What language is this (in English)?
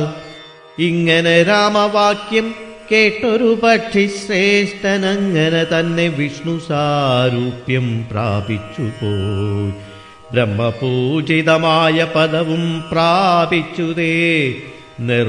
Malayalam